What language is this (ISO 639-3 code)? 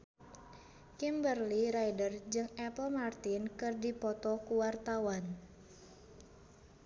sun